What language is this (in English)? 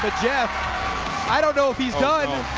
English